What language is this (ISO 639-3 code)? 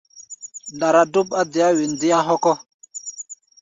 gba